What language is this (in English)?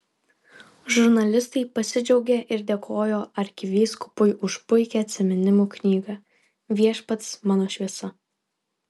Lithuanian